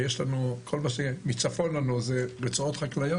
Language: Hebrew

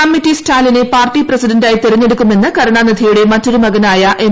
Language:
Malayalam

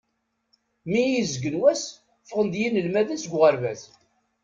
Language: Kabyle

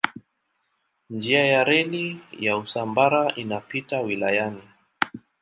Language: Swahili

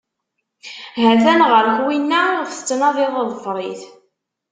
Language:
Kabyle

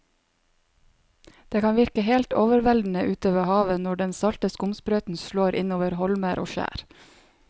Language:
Norwegian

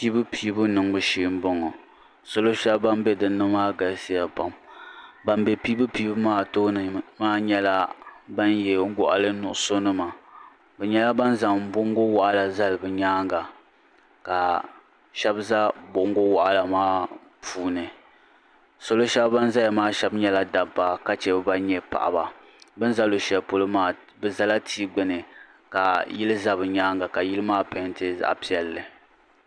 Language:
Dagbani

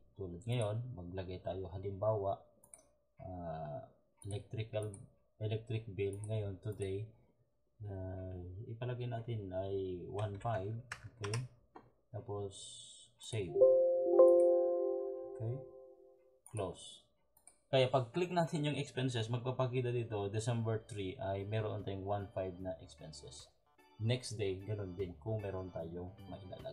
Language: Filipino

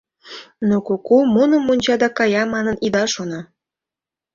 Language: Mari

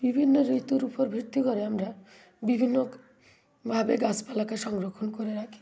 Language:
Bangla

